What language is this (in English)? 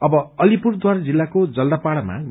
Nepali